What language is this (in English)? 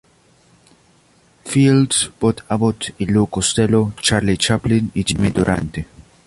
Spanish